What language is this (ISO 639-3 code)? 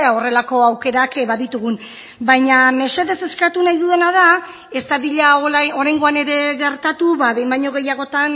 eus